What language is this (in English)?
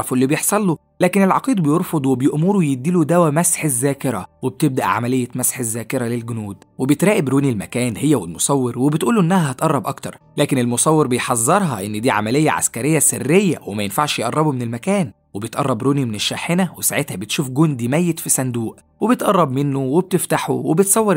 Arabic